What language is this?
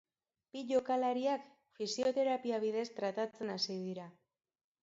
Basque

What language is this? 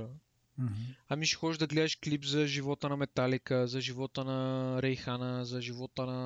Bulgarian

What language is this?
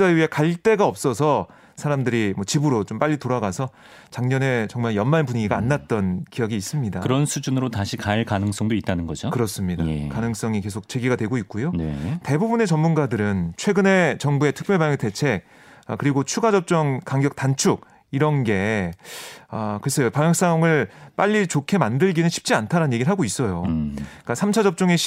Korean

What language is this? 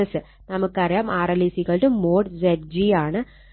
Malayalam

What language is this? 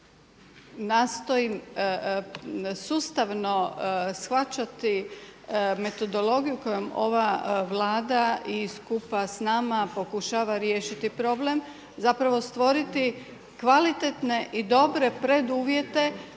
Croatian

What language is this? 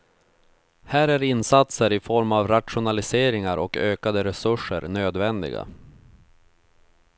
Swedish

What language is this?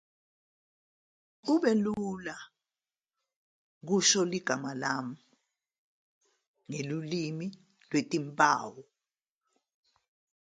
Zulu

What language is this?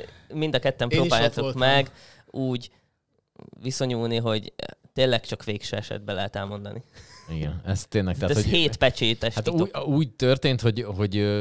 Hungarian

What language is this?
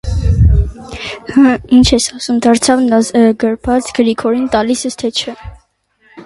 Armenian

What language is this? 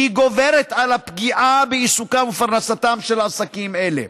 Hebrew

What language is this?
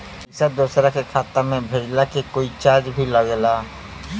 Bhojpuri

